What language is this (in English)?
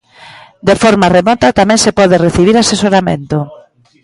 Galician